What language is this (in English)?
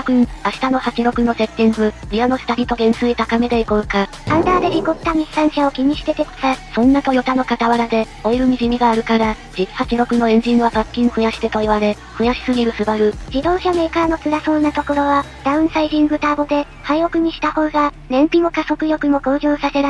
Japanese